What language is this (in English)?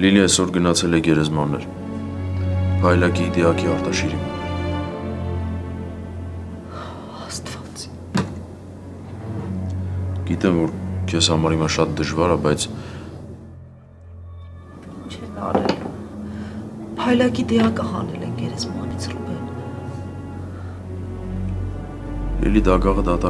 Romanian